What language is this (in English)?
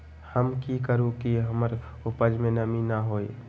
Magahi